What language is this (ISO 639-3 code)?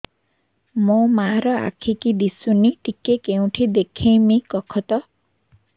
ori